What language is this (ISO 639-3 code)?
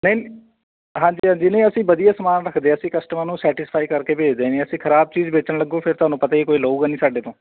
pan